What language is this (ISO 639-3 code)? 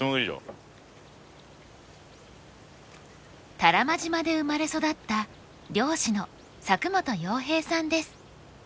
jpn